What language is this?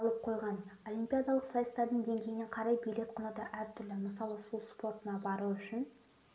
Kazakh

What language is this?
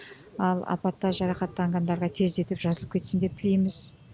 Kazakh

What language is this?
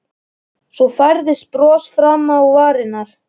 Icelandic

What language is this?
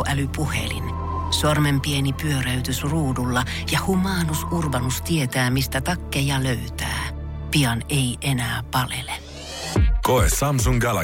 Finnish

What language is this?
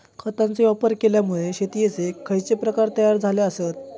Marathi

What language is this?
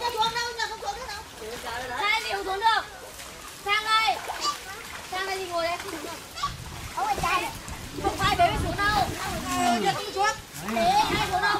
Vietnamese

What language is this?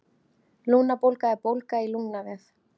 Icelandic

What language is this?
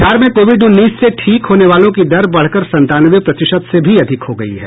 Hindi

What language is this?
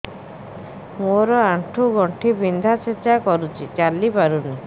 Odia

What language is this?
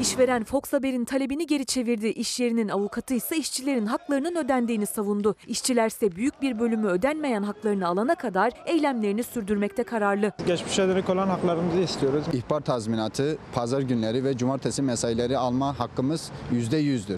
Turkish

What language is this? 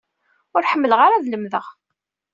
Kabyle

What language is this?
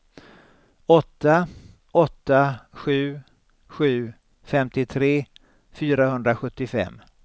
Swedish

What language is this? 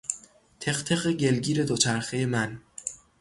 Persian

